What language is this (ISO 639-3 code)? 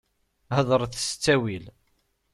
kab